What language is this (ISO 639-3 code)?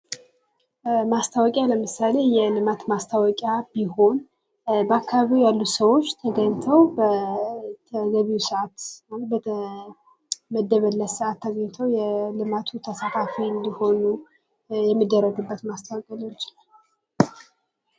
amh